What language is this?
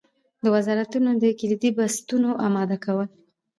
Pashto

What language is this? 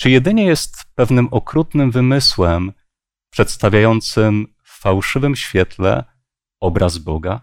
Polish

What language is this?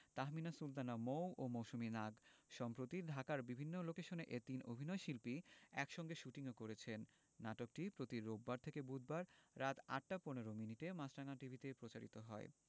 Bangla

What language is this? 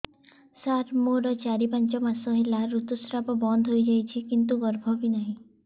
Odia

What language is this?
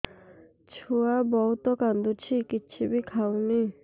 Odia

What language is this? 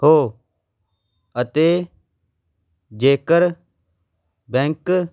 Punjabi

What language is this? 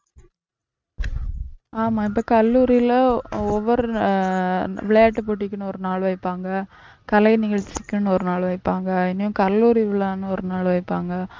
Tamil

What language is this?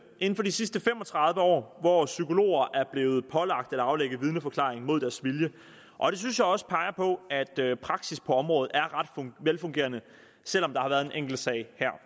Danish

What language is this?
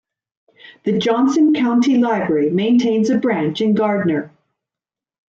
English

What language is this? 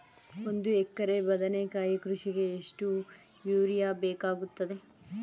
Kannada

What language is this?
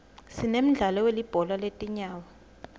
Swati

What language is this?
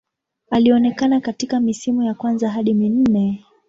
Swahili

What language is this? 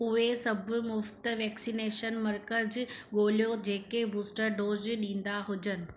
Sindhi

